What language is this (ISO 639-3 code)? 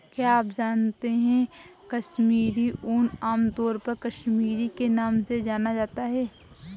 hin